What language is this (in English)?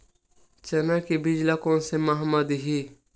Chhattisgarhi